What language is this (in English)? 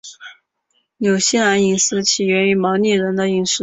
Chinese